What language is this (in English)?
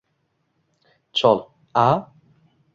Uzbek